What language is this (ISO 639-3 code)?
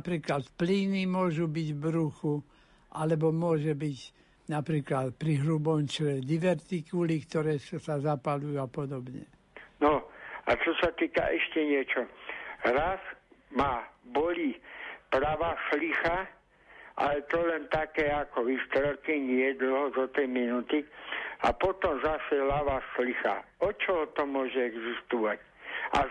slk